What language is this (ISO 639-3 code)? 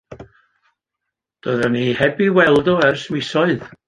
cym